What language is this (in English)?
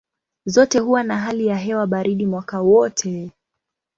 Swahili